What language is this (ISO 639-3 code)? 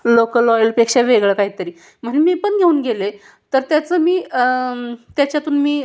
mar